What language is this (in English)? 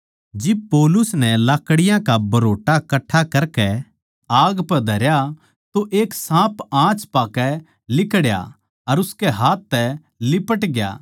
Haryanvi